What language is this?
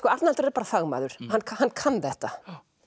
Icelandic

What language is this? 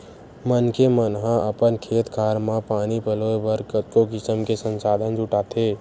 Chhattisgarhi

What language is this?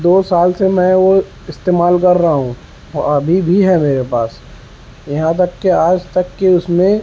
Urdu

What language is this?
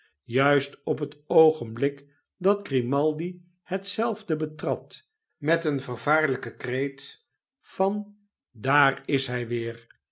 Dutch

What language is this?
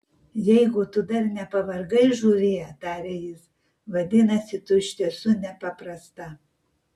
Lithuanian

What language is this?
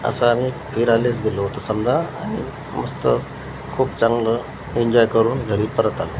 Marathi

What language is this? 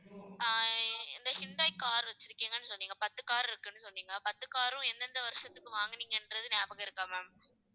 Tamil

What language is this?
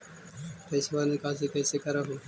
Magahi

